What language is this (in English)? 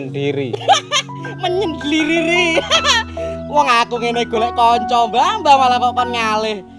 Indonesian